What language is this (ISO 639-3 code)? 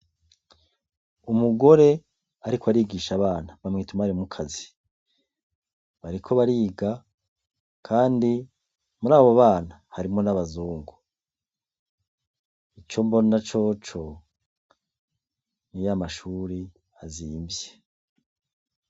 run